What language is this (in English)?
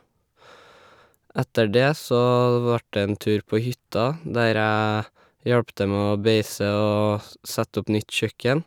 Norwegian